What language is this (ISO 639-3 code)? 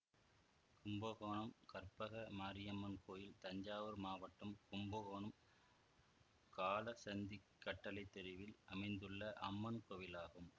tam